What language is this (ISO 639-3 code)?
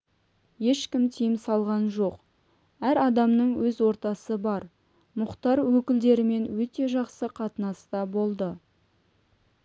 kaz